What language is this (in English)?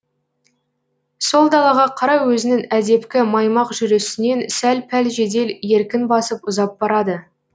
Kazakh